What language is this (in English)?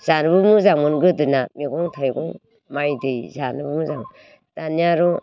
Bodo